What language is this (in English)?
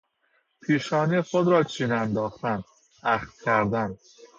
Persian